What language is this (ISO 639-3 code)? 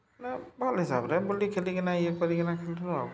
ori